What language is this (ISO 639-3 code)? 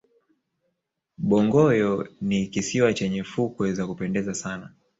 swa